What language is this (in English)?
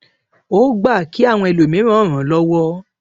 Yoruba